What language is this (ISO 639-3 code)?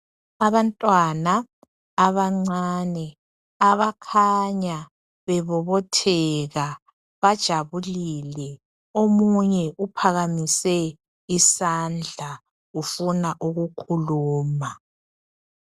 nde